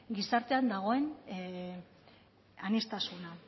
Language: Basque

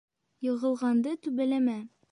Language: Bashkir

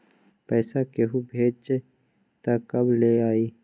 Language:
Magahi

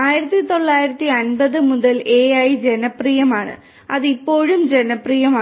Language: Malayalam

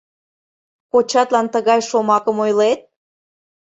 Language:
Mari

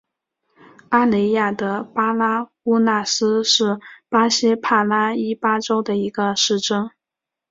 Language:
Chinese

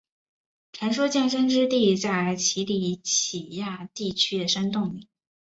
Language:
Chinese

